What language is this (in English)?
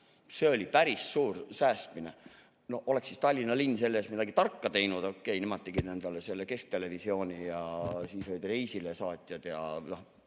Estonian